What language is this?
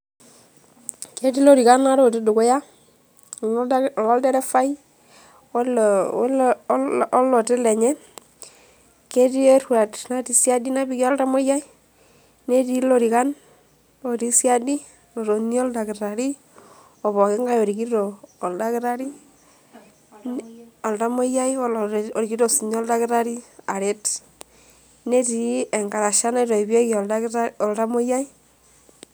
Masai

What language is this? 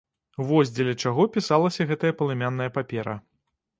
Belarusian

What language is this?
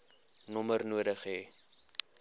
Afrikaans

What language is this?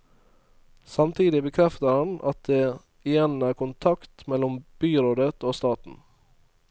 Norwegian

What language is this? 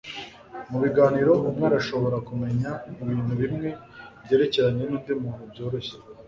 Kinyarwanda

